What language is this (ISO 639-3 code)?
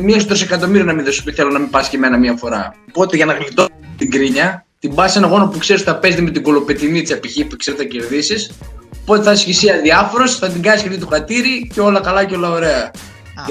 ell